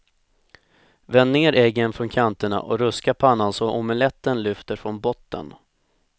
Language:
Swedish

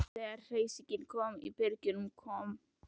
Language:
Icelandic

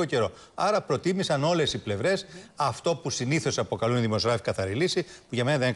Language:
Greek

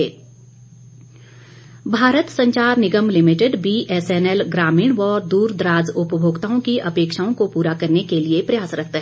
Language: Hindi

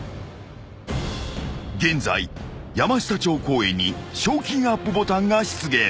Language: Japanese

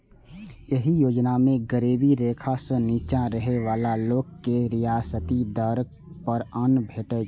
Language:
Maithili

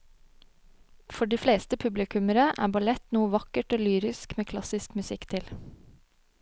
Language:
Norwegian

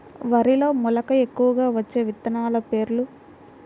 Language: Telugu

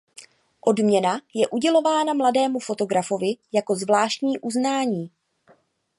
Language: Czech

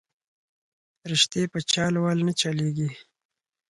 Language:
Pashto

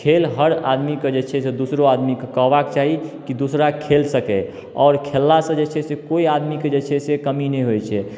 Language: Maithili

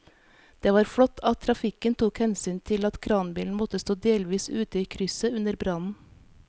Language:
Norwegian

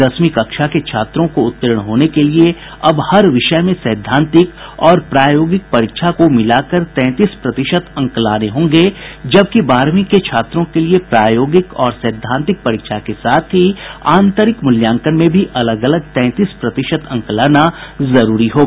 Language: Hindi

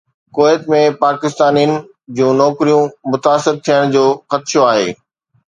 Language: Sindhi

